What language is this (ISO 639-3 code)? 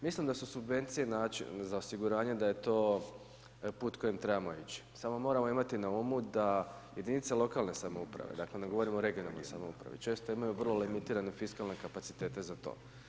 hrv